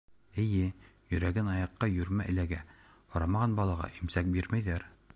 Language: Bashkir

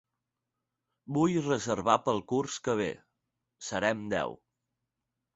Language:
Catalan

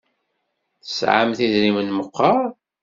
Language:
Kabyle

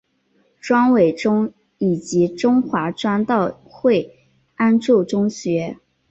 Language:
Chinese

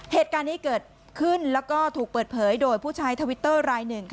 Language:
Thai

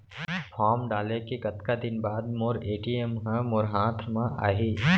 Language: Chhattisgarhi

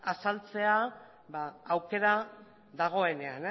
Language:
Basque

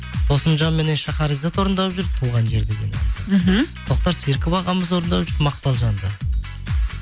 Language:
Kazakh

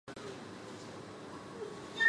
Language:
Chinese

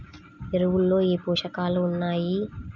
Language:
Telugu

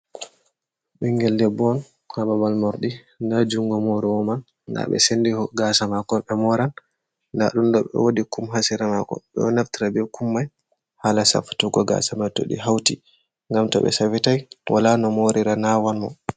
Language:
Fula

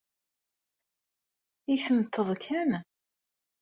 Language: Kabyle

